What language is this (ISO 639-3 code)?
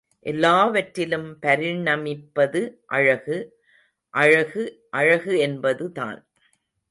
tam